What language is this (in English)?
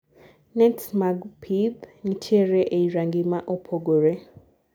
Luo (Kenya and Tanzania)